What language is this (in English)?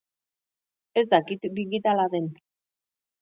Basque